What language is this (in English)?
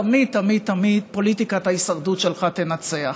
Hebrew